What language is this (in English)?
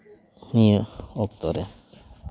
Santali